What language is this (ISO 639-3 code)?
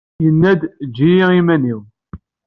kab